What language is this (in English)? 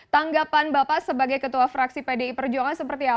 Indonesian